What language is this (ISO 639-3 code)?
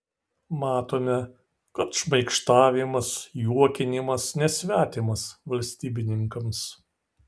lit